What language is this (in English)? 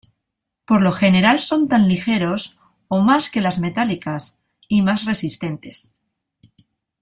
Spanish